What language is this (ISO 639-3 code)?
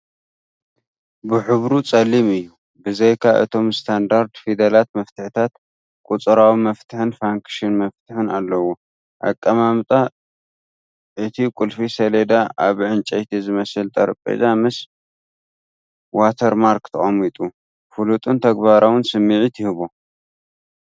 tir